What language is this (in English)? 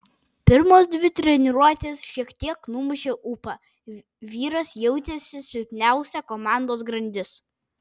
Lithuanian